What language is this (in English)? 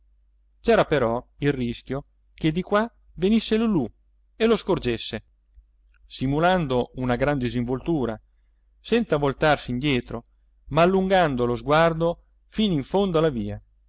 Italian